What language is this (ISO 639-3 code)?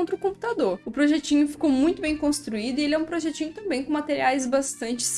por